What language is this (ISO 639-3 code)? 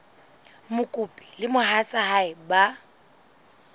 sot